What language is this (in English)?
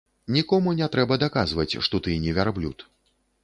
Belarusian